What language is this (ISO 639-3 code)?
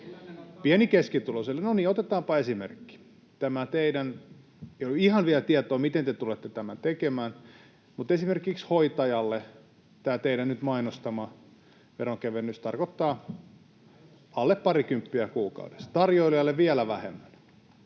fin